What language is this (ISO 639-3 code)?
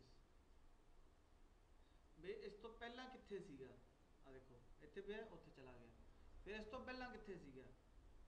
por